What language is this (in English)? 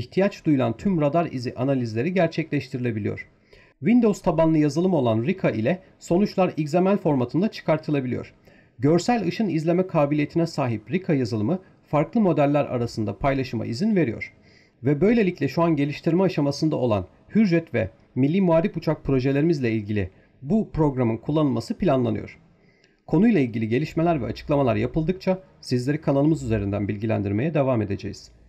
Turkish